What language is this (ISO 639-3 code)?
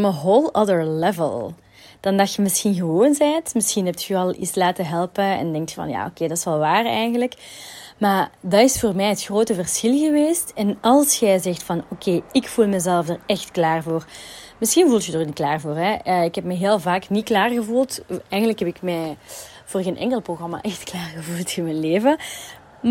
nld